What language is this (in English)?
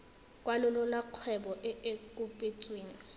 Tswana